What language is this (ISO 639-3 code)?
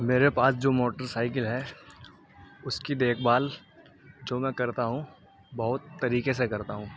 urd